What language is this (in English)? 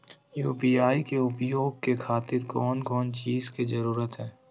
Magahi